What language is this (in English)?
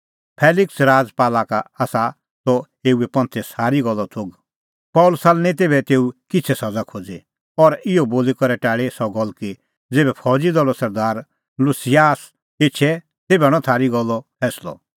Kullu Pahari